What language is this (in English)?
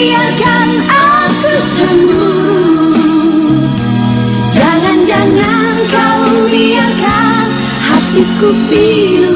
Indonesian